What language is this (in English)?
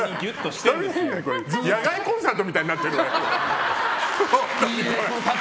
Japanese